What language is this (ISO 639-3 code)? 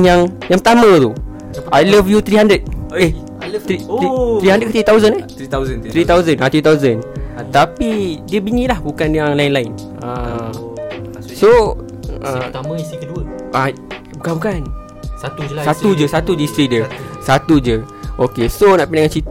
msa